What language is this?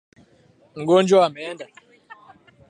Swahili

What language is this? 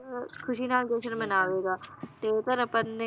Punjabi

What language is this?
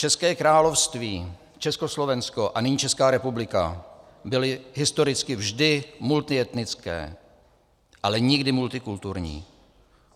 Czech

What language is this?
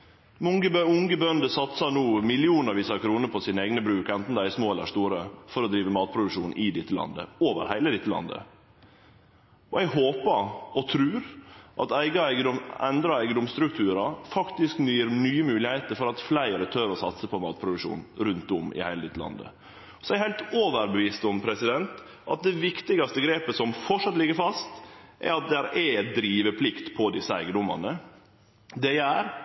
Norwegian Nynorsk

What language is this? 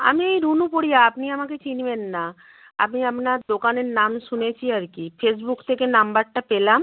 Bangla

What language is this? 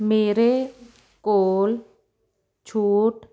Punjabi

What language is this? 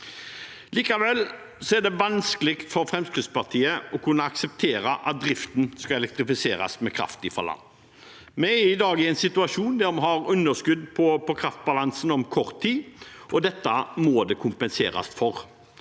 Norwegian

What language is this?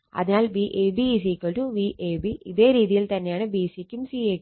Malayalam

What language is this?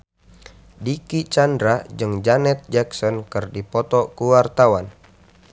Sundanese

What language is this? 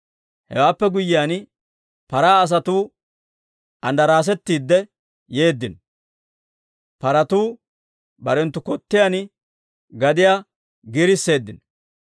Dawro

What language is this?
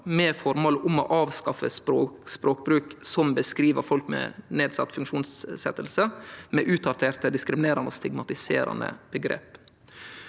Norwegian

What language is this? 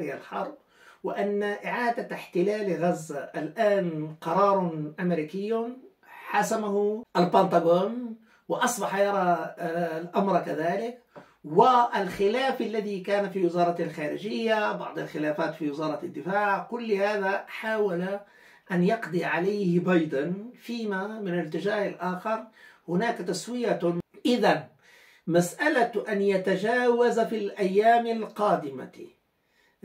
Arabic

